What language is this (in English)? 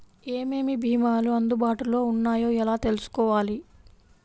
Telugu